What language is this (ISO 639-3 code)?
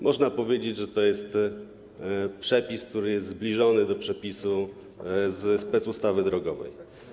pol